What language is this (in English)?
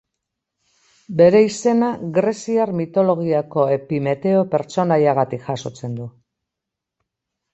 Basque